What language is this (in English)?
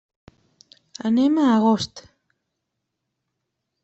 Catalan